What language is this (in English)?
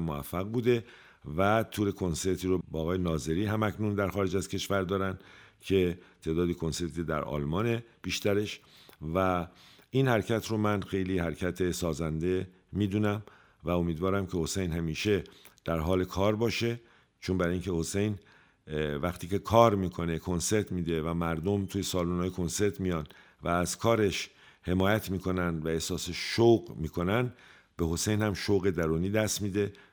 Persian